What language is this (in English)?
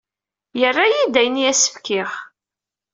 Kabyle